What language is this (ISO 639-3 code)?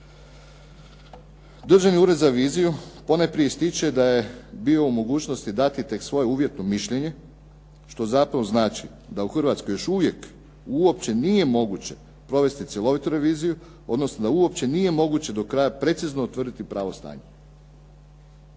hrv